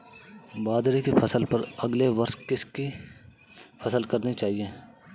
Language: Hindi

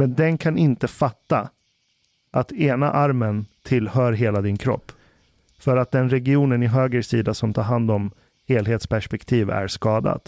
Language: Swedish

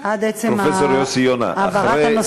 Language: Hebrew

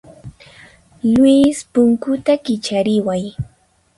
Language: Puno Quechua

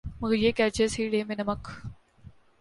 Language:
Urdu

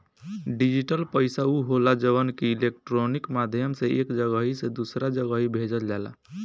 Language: Bhojpuri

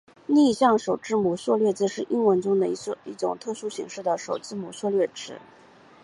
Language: Chinese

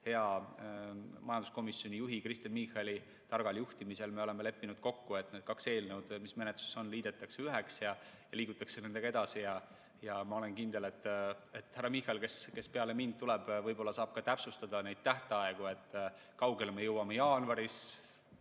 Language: Estonian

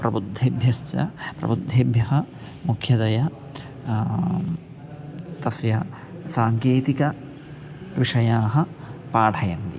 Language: Sanskrit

